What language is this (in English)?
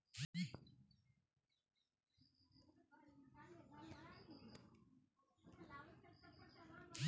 Magahi